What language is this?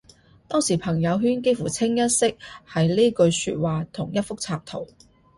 Cantonese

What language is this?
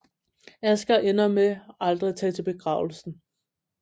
Danish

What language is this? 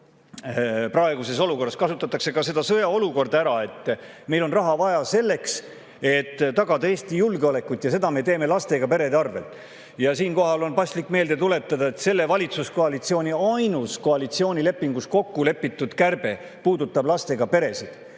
Estonian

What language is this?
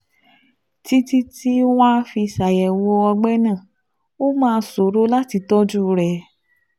Yoruba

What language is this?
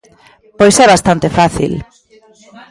Galician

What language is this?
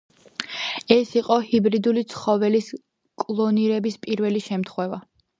Georgian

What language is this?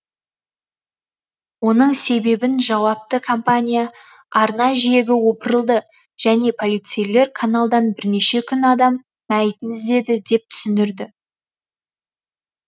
Kazakh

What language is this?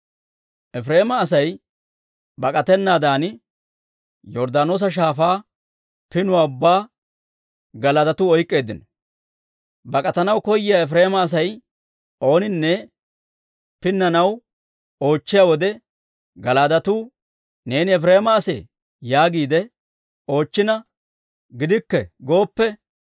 Dawro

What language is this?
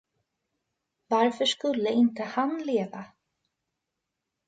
Swedish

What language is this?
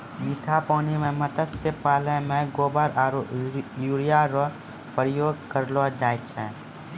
Maithili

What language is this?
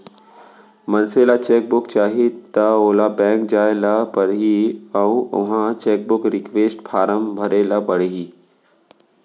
Chhattisgarhi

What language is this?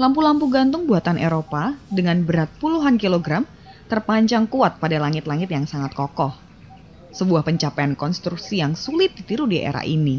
Indonesian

